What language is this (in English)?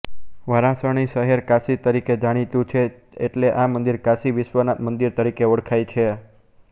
Gujarati